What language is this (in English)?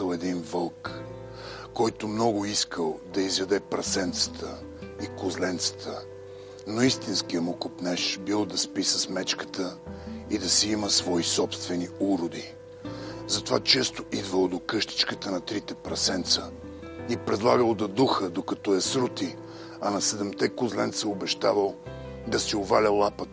Bulgarian